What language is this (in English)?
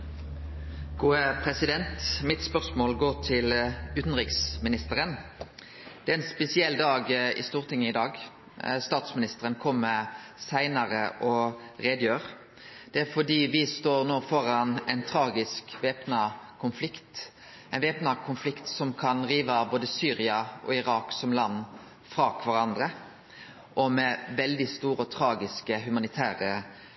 Norwegian Nynorsk